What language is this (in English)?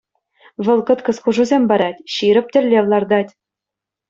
Chuvash